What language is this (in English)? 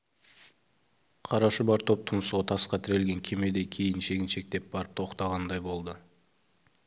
Kazakh